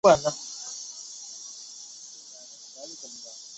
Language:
Chinese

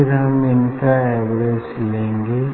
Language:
Hindi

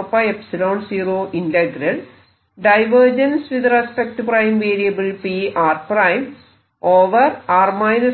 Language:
Malayalam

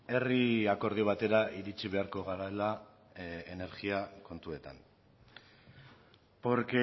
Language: Basque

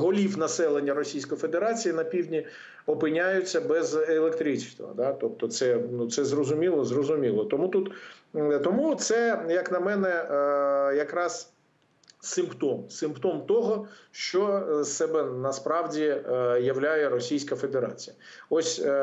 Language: Ukrainian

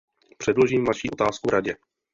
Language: Czech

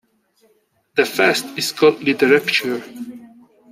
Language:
English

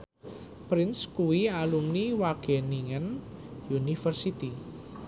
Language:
Javanese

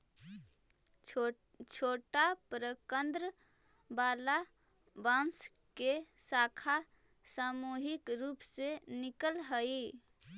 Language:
Magahi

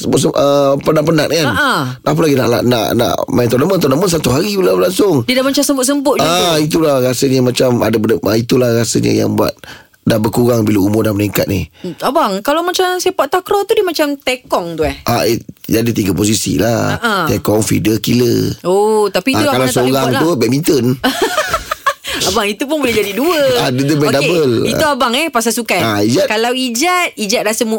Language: Malay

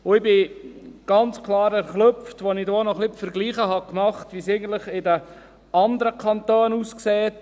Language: Swiss German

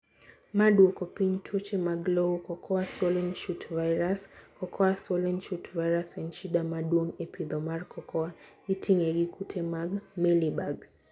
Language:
Luo (Kenya and Tanzania)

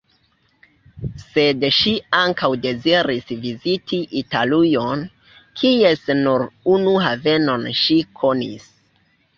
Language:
Esperanto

